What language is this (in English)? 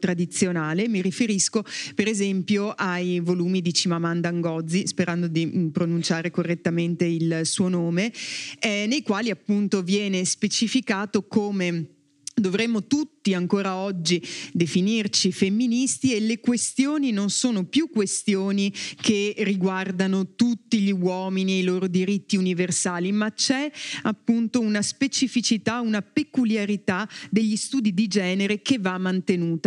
Italian